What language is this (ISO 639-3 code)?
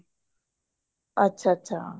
pan